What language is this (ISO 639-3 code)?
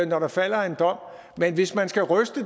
dan